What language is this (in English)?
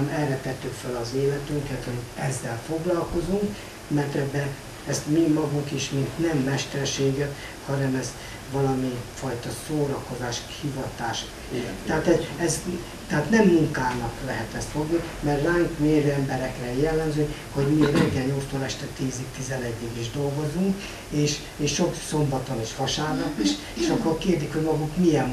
Hungarian